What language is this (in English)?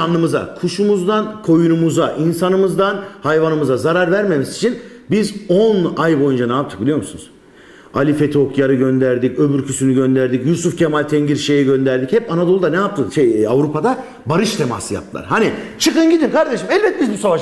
Turkish